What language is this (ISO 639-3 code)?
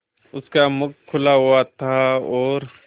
hin